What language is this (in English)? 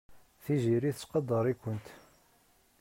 Kabyle